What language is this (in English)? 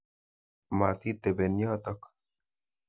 Kalenjin